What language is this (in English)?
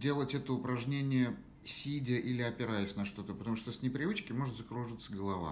Russian